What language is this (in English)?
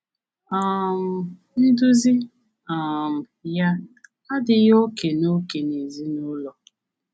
Igbo